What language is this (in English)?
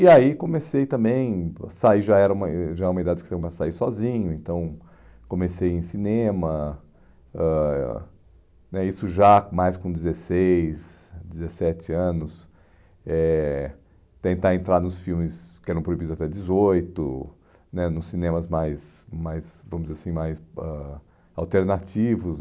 Portuguese